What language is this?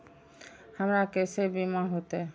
Maithili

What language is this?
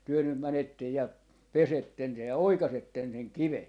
Finnish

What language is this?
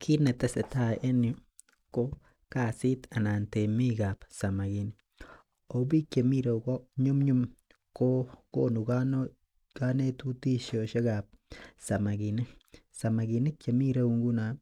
Kalenjin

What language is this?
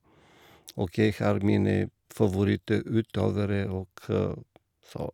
Norwegian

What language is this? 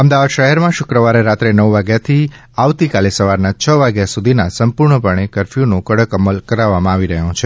Gujarati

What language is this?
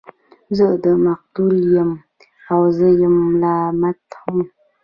Pashto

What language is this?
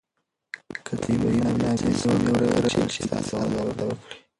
Pashto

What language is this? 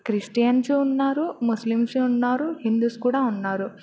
Telugu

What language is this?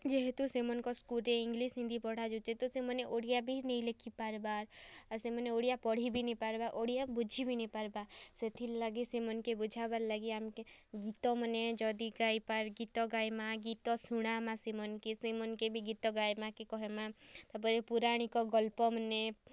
Odia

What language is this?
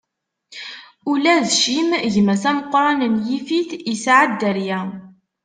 Kabyle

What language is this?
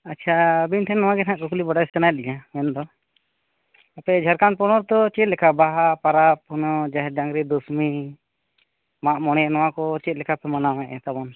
Santali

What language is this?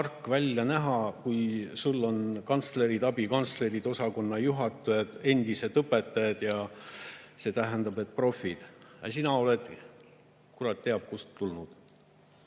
Estonian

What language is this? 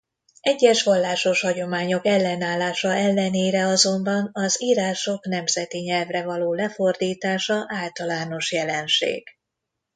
Hungarian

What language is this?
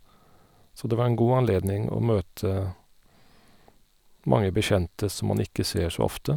Norwegian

